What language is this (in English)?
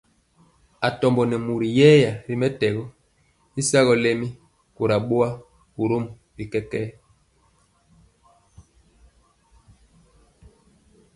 Mpiemo